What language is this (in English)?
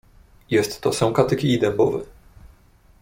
Polish